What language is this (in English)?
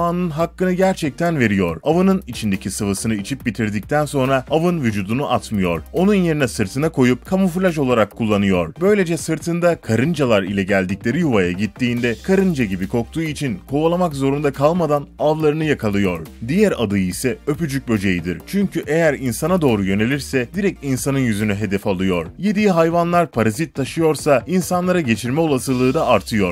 Turkish